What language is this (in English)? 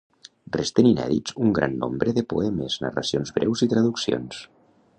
Catalan